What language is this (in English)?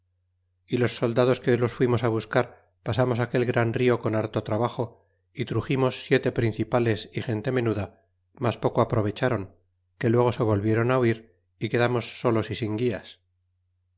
Spanish